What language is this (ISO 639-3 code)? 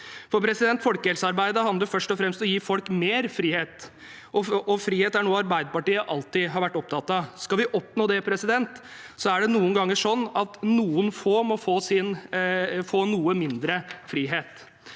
nor